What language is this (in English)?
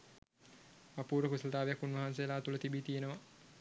Sinhala